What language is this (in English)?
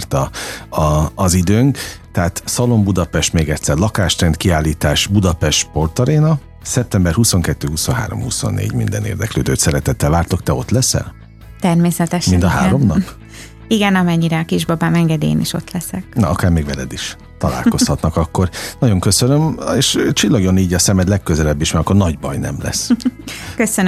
Hungarian